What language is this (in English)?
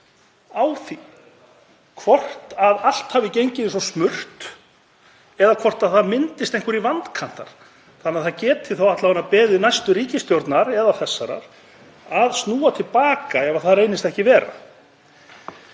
Icelandic